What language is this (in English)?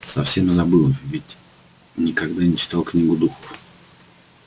Russian